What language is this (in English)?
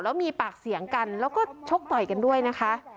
Thai